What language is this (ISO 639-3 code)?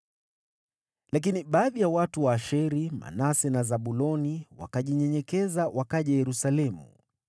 swa